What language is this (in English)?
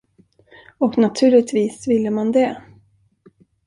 Swedish